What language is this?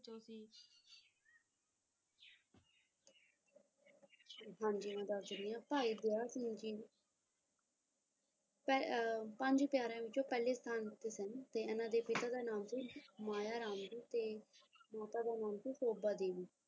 Punjabi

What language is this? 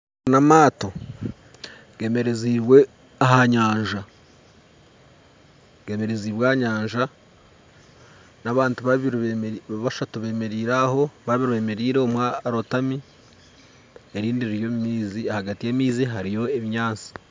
Nyankole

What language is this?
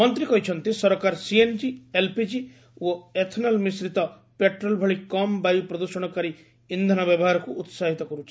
Odia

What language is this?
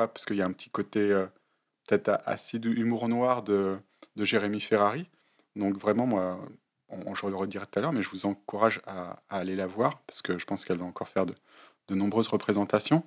French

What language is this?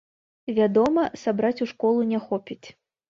Belarusian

